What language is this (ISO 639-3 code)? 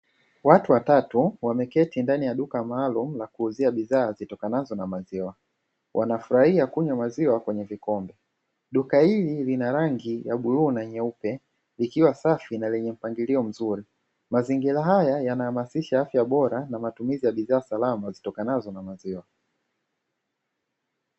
swa